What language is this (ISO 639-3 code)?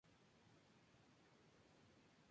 spa